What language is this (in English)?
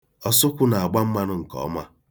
Igbo